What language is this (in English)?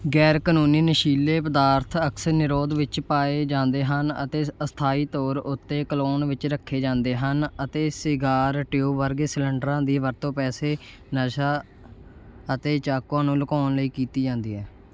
Punjabi